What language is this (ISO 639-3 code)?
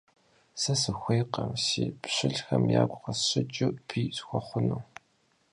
kbd